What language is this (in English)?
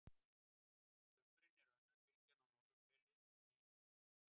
Icelandic